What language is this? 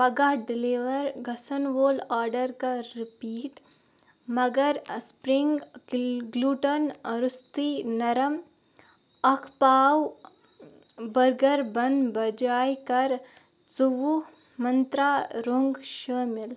Kashmiri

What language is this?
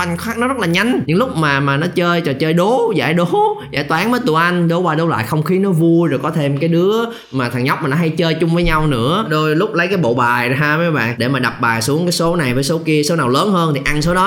Vietnamese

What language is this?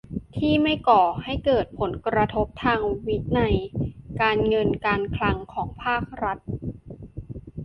Thai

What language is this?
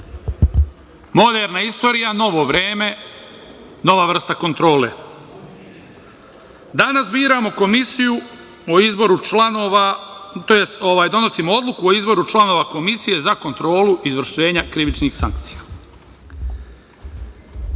Serbian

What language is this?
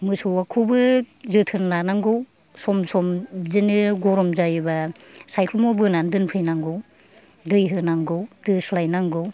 Bodo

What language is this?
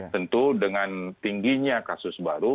Indonesian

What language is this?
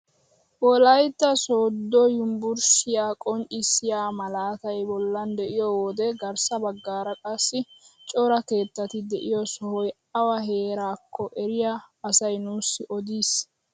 Wolaytta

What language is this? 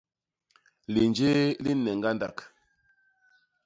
Basaa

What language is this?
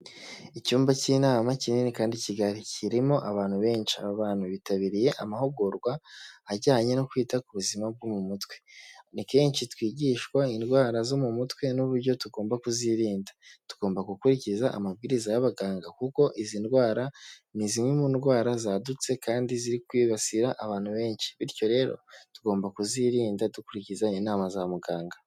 Kinyarwanda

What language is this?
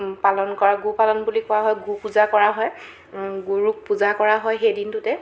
Assamese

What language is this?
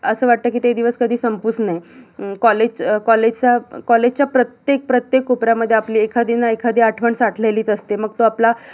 Marathi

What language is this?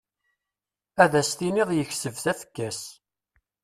Kabyle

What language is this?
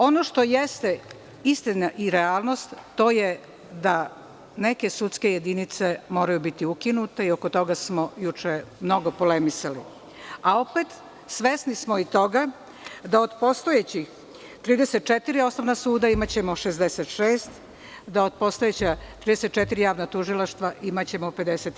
Serbian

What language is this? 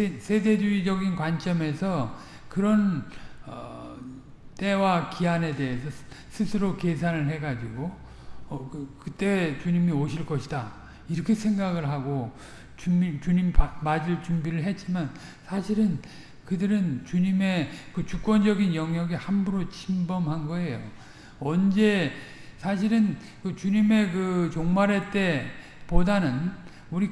Korean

